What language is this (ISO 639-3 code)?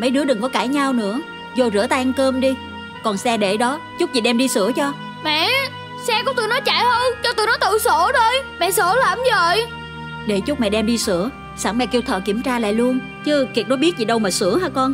vie